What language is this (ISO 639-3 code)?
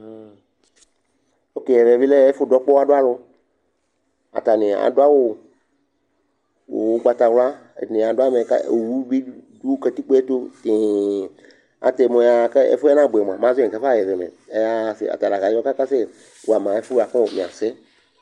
kpo